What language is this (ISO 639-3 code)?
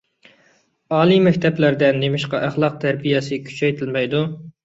uig